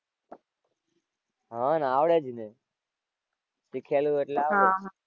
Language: Gujarati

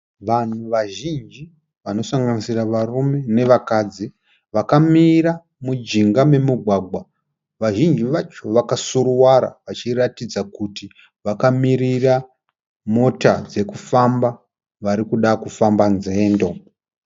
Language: Shona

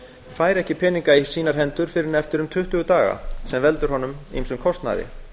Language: Icelandic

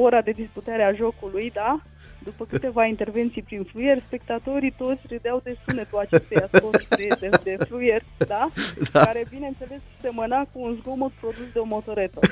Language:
Romanian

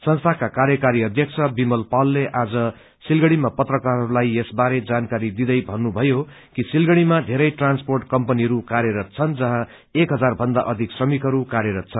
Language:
Nepali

